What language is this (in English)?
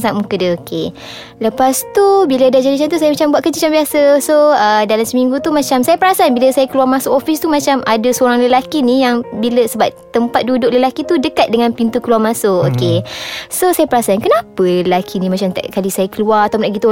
Malay